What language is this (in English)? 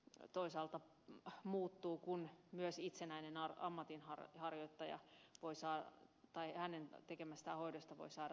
Finnish